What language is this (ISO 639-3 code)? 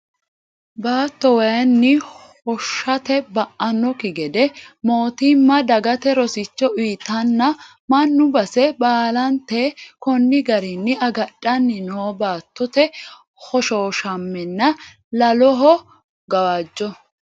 sid